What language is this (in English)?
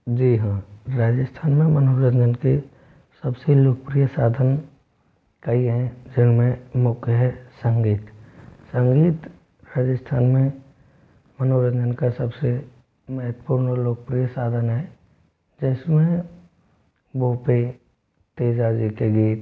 Hindi